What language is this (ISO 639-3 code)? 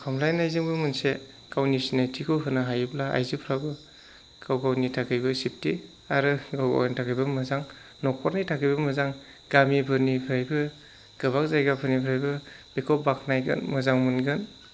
brx